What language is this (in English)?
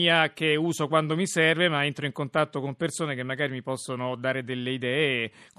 Italian